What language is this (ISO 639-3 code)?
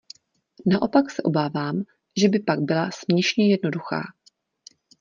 ces